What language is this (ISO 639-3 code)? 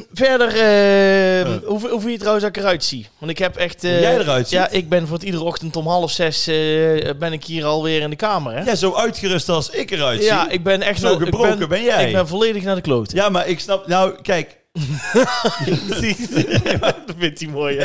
nld